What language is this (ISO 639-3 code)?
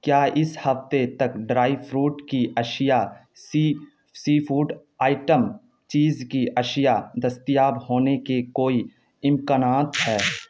urd